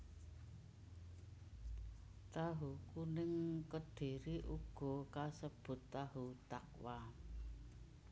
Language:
Javanese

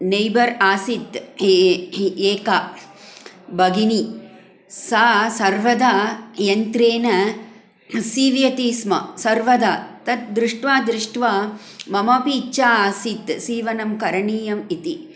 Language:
Sanskrit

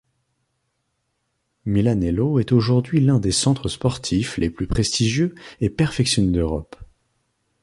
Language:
French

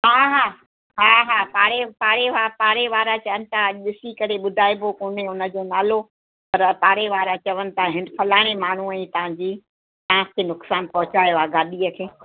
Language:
Sindhi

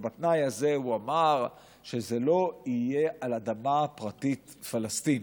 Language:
Hebrew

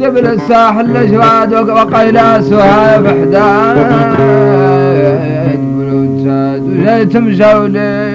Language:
Arabic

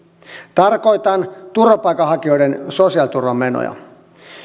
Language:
Finnish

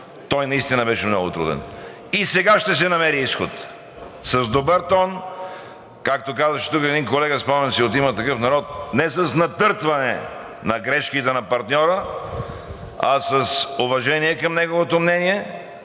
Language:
Bulgarian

